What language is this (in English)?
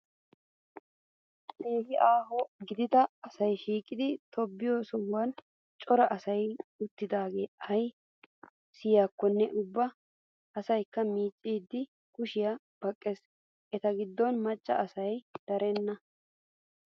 Wolaytta